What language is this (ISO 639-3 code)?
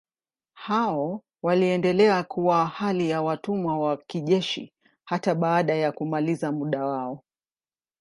swa